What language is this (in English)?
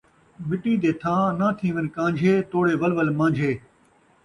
Saraiki